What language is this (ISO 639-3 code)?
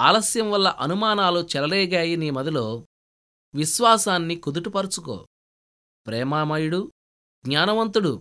tel